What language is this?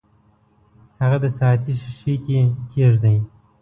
Pashto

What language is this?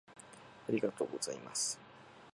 Japanese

